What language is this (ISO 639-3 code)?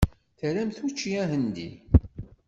kab